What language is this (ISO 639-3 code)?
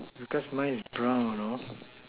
eng